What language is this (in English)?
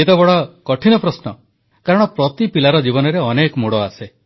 Odia